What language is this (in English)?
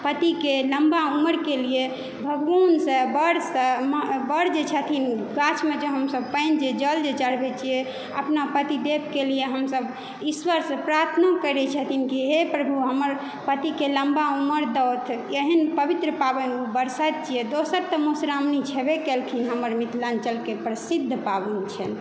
Maithili